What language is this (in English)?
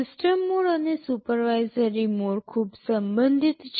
Gujarati